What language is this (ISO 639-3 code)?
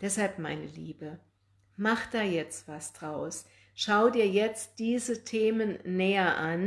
deu